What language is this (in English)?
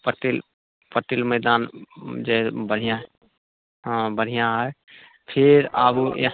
Maithili